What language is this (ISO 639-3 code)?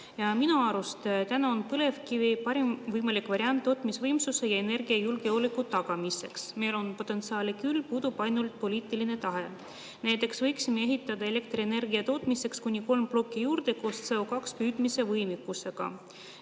est